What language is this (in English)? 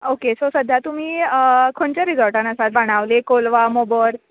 Konkani